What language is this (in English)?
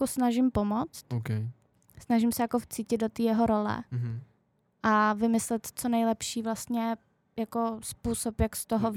Czech